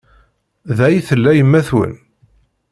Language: Kabyle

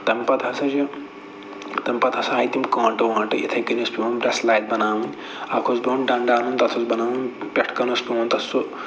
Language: Kashmiri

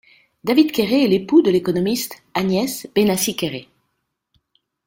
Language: French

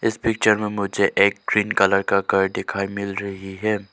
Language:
Hindi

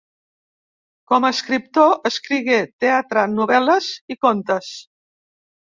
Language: Catalan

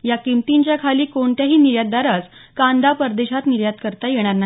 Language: Marathi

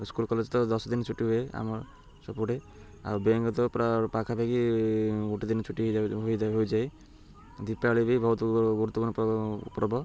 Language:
Odia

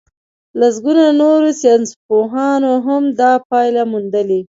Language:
Pashto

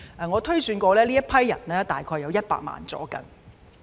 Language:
Cantonese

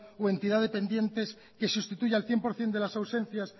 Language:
Spanish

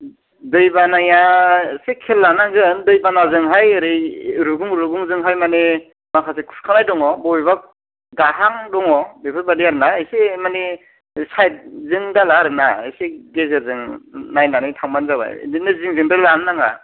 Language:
Bodo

